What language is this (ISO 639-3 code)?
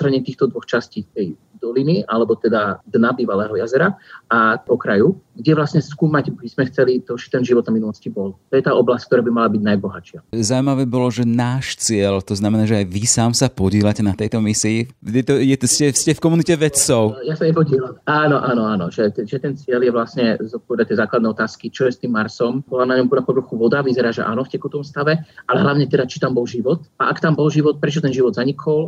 slk